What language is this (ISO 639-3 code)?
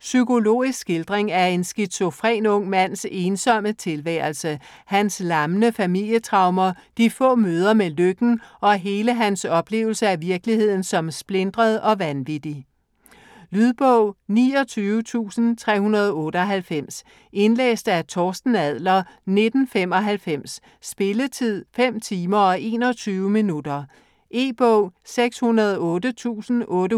dan